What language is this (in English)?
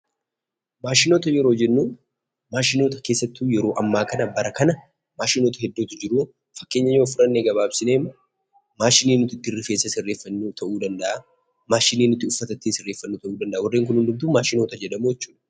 Oromo